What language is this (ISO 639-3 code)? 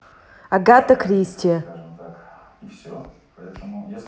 rus